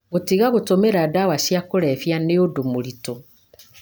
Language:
Kikuyu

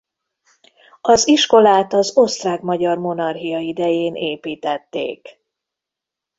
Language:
Hungarian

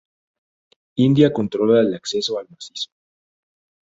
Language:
Spanish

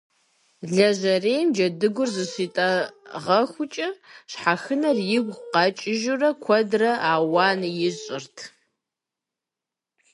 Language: Kabardian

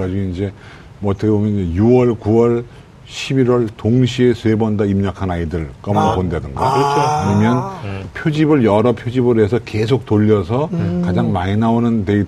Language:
Korean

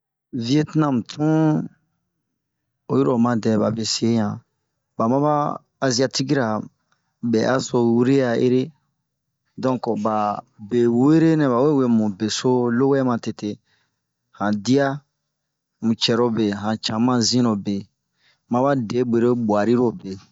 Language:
Bomu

